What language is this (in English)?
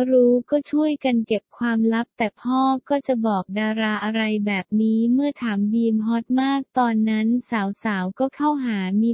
Thai